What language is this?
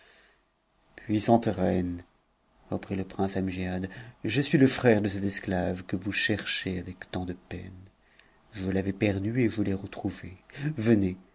French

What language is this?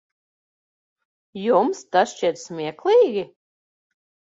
Latvian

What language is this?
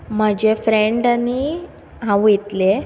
Konkani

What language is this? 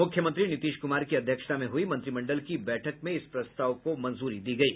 Hindi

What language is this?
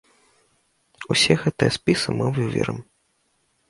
Belarusian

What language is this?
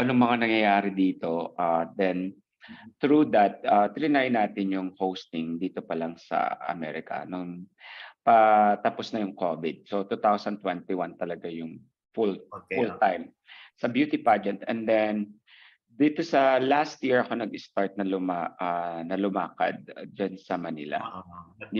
Filipino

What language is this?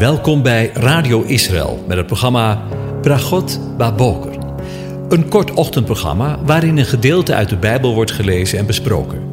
Dutch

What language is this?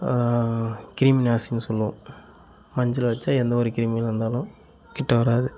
Tamil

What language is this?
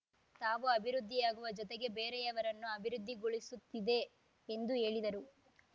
Kannada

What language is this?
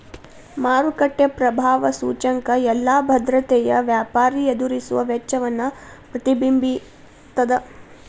Kannada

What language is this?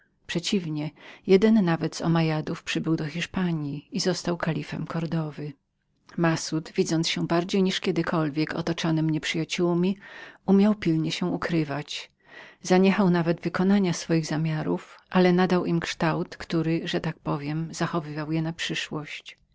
Polish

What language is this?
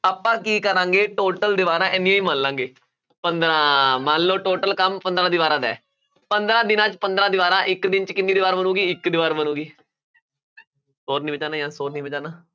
Punjabi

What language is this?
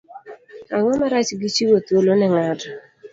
Luo (Kenya and Tanzania)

